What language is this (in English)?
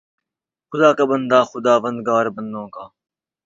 Urdu